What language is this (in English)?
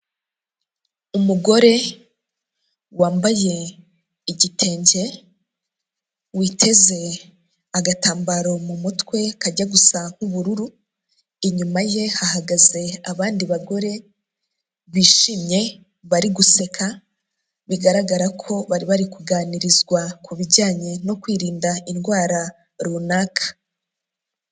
Kinyarwanda